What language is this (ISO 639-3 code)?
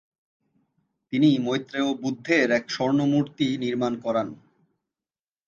ben